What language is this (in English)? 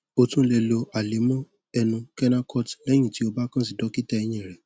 Yoruba